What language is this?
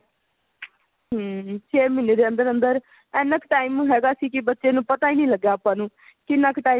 Punjabi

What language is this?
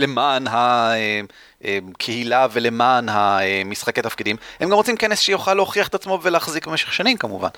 Hebrew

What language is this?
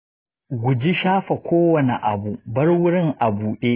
Hausa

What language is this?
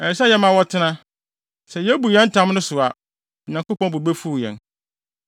Akan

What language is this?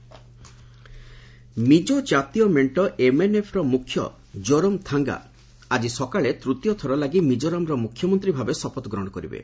Odia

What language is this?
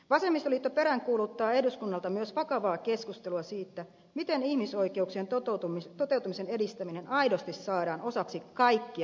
Finnish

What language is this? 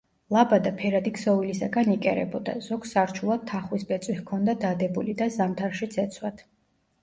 Georgian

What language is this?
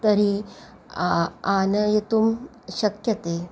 Sanskrit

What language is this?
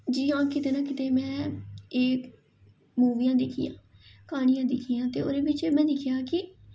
Dogri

